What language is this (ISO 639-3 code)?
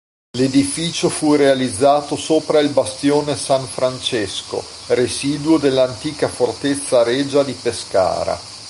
ita